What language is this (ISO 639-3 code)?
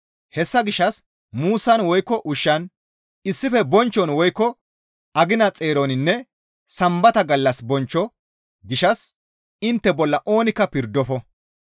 gmv